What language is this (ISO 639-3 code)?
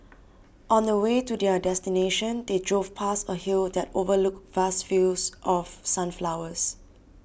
eng